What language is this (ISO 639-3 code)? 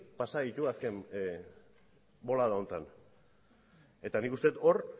eus